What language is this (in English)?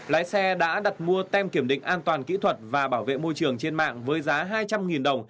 Vietnamese